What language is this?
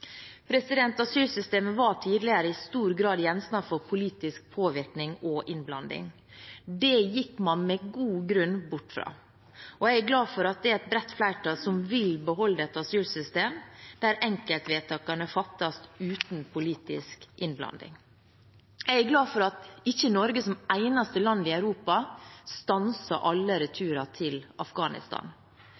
Norwegian Bokmål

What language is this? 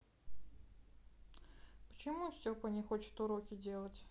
Russian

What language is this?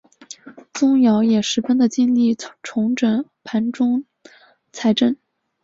Chinese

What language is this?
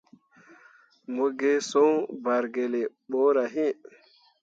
Mundang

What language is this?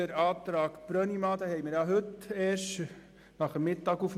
Swiss German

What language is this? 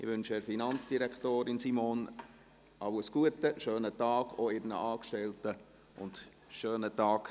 Swiss German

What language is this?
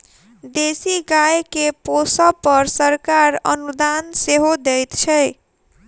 Maithili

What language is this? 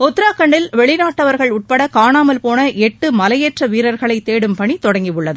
Tamil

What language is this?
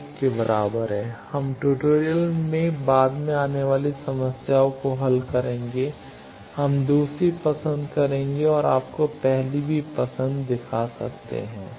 Hindi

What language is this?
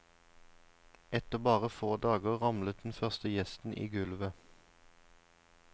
Norwegian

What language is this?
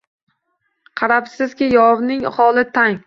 Uzbek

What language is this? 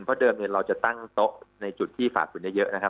Thai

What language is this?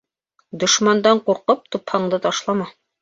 Bashkir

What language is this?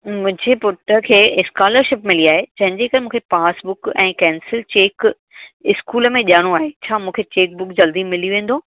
Sindhi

